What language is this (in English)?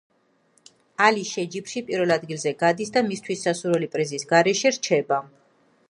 Georgian